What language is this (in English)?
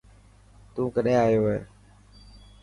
Dhatki